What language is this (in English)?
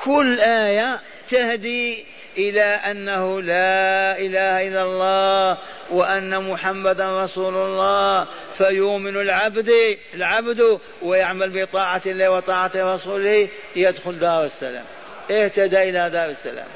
Arabic